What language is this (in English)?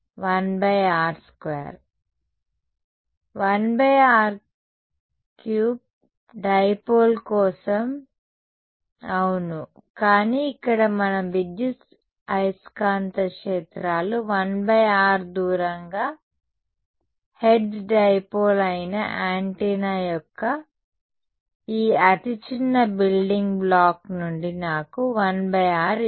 Telugu